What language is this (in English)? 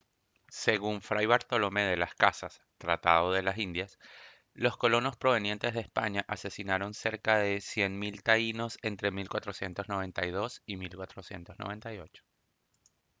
Spanish